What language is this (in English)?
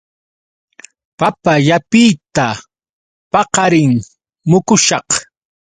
Yauyos Quechua